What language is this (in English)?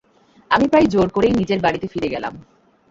Bangla